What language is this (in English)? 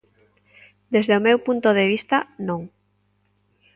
Galician